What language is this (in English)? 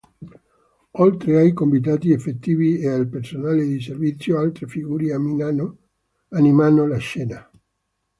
Italian